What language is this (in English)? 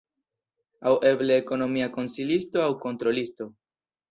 Esperanto